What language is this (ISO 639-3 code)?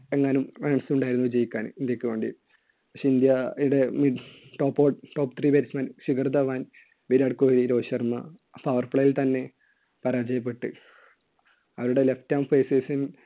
mal